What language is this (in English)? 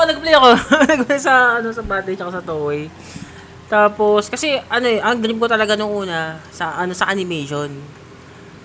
Filipino